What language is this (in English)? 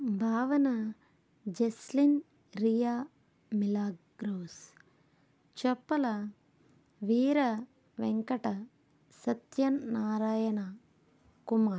Telugu